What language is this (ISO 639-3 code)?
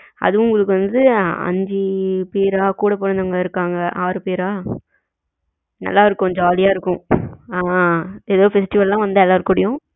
tam